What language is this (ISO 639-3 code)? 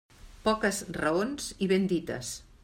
cat